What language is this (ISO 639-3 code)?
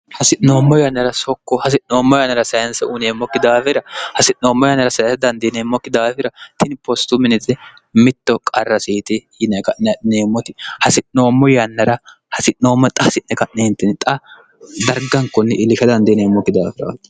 sid